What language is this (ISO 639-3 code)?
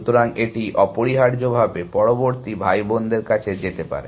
ben